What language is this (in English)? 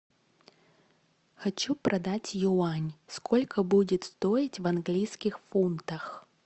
Russian